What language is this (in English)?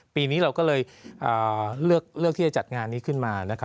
Thai